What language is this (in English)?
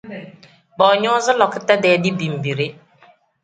Tem